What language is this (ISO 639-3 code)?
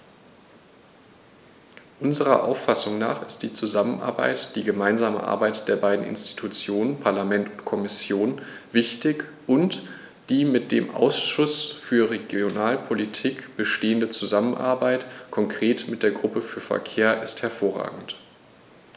deu